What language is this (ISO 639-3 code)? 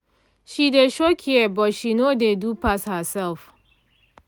pcm